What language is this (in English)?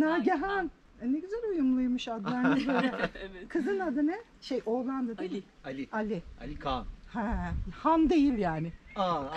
Turkish